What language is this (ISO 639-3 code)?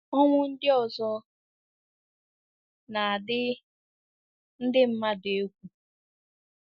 ibo